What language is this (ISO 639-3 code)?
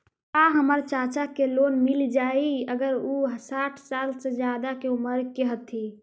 mag